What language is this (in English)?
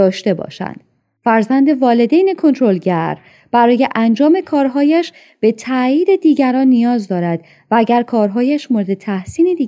Persian